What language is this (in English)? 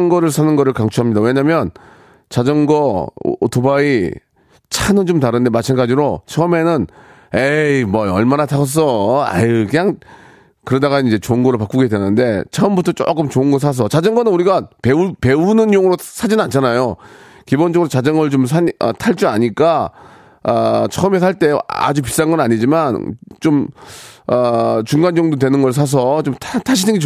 Korean